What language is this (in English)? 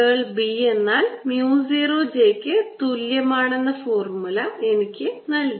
Malayalam